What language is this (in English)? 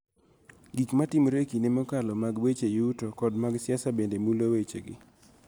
Luo (Kenya and Tanzania)